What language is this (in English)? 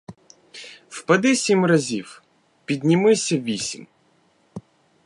Ukrainian